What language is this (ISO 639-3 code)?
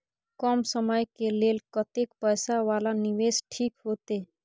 mai